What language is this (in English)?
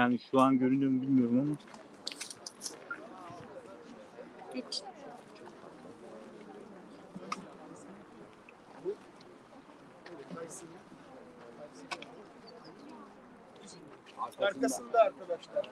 Turkish